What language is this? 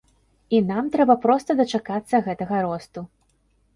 Belarusian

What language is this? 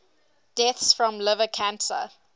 English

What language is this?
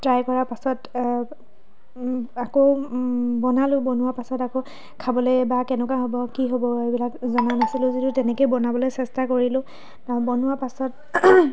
Assamese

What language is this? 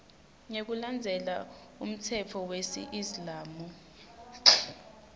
Swati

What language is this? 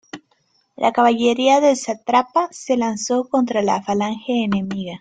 Spanish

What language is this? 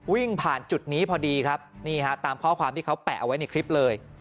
Thai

